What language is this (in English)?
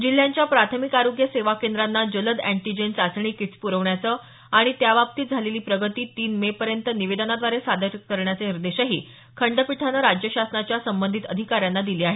Marathi